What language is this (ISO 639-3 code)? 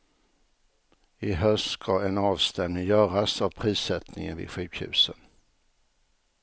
swe